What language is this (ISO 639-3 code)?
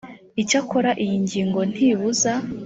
kin